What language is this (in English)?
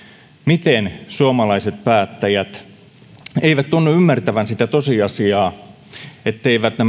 Finnish